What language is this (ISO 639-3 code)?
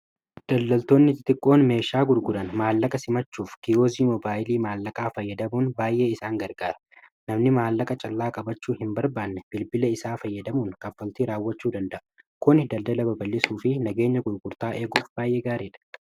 orm